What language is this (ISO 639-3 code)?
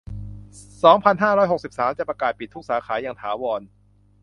tha